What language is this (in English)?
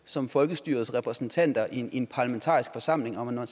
Danish